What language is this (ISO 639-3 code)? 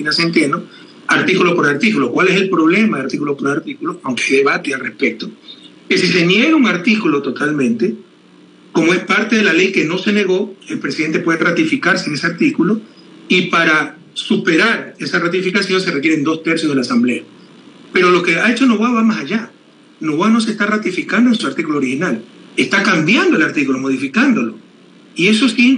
spa